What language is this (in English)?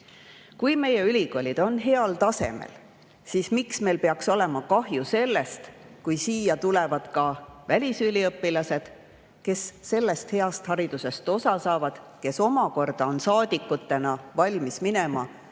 Estonian